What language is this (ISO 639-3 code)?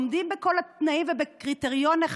heb